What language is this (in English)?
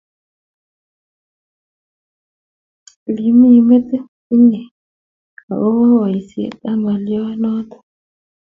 Kalenjin